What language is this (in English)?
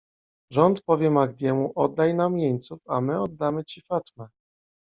Polish